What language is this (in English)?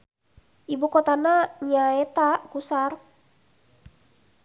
Sundanese